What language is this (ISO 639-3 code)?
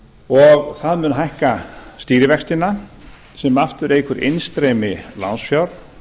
isl